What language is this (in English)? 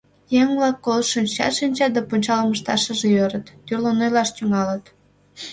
Mari